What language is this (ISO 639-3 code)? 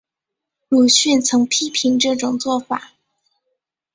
zho